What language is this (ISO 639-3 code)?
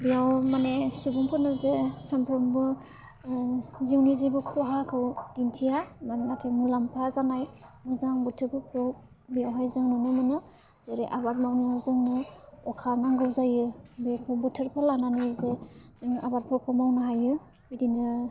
brx